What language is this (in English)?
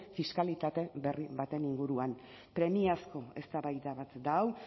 Basque